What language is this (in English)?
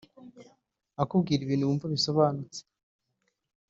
Kinyarwanda